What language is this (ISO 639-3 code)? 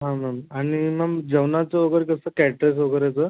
mar